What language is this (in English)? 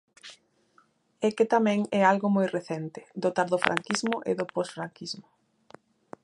Galician